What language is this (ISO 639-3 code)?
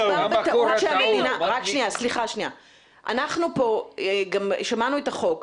heb